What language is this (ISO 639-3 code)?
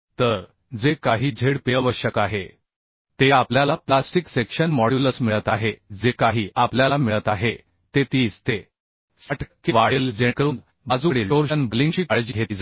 mar